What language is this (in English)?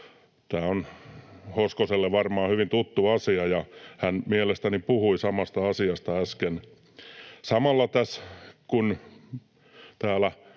Finnish